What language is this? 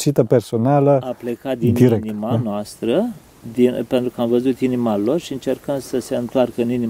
Romanian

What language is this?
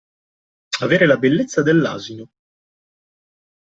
Italian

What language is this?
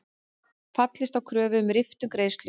Icelandic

